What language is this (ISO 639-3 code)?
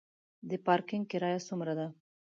pus